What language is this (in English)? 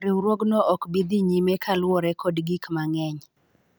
Luo (Kenya and Tanzania)